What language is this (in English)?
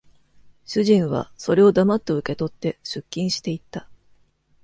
Japanese